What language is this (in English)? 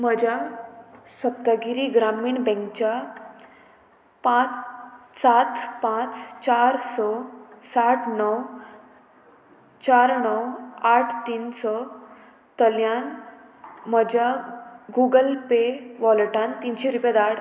Konkani